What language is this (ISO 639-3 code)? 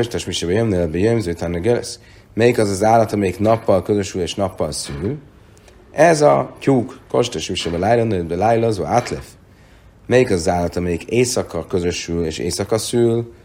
hun